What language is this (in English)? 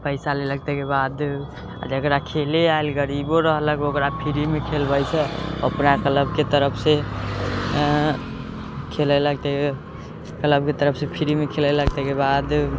Maithili